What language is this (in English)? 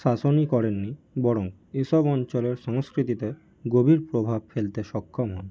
Bangla